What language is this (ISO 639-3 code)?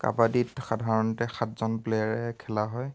asm